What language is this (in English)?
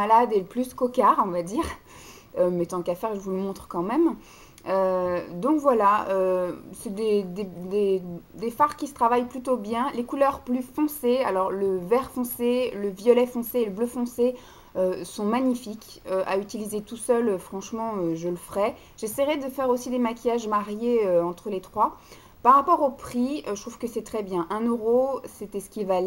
French